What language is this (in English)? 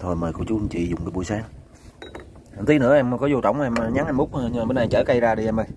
Vietnamese